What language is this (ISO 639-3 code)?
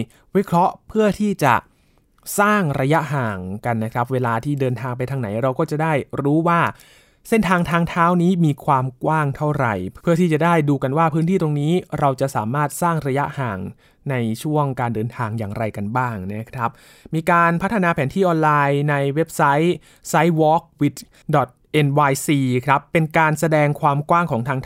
tha